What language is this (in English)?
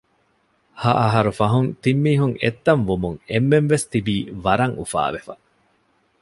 Divehi